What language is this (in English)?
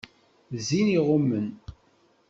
Kabyle